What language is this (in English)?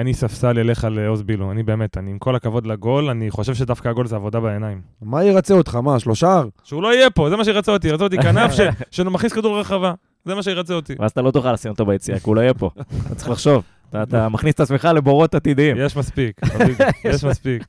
Hebrew